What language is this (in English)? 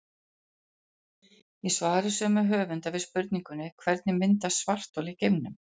Icelandic